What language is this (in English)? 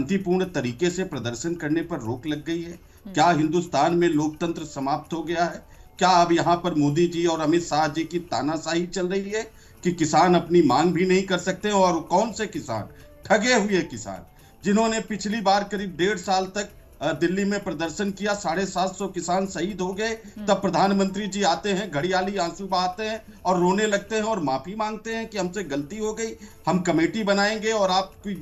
Hindi